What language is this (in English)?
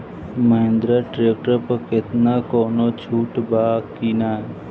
Bhojpuri